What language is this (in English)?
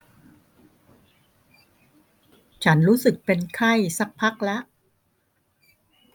Thai